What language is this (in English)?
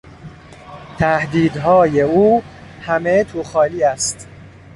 Persian